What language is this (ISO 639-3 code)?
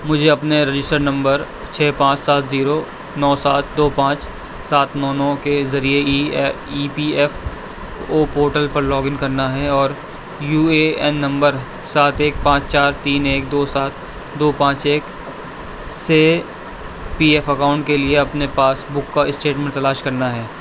urd